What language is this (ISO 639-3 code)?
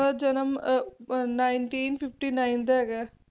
pan